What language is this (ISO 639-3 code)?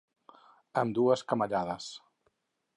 cat